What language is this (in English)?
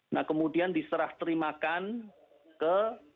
Indonesian